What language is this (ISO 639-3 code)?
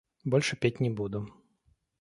rus